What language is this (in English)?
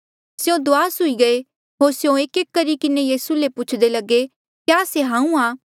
Mandeali